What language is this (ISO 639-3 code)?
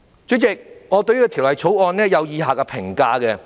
yue